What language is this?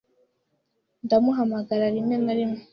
Kinyarwanda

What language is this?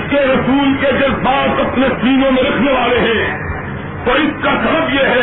Urdu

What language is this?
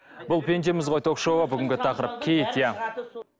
Kazakh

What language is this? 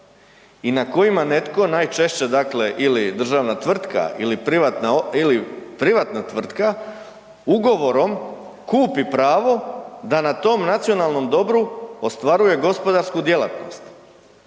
Croatian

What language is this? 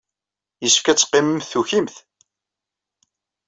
Kabyle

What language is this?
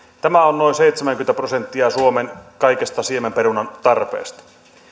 Finnish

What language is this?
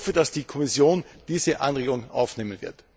German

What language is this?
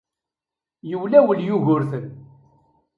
Kabyle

